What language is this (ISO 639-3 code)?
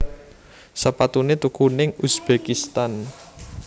jav